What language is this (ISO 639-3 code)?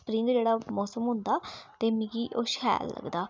doi